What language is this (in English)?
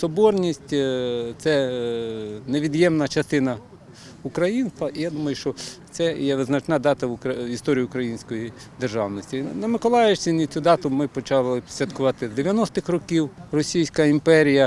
Ukrainian